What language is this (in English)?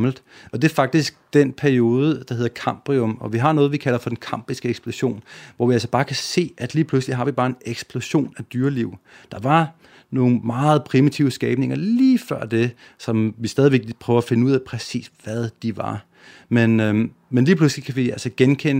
Danish